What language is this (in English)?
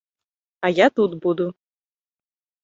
Belarusian